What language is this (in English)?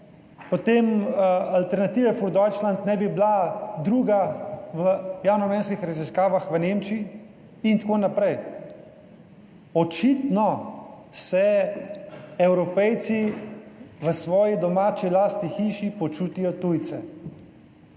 Slovenian